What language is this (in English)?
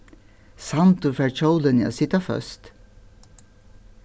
Faroese